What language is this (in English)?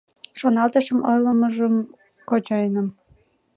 Mari